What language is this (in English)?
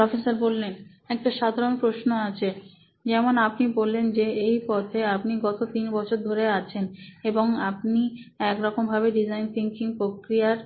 Bangla